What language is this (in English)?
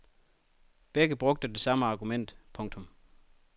Danish